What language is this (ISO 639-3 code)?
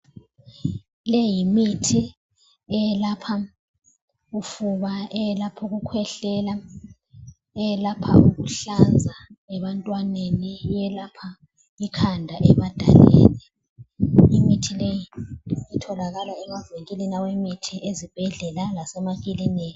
nde